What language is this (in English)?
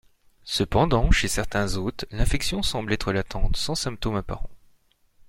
French